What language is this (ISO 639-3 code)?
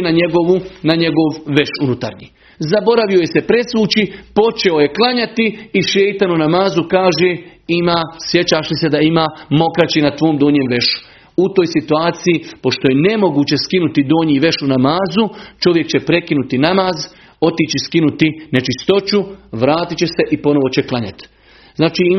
hrv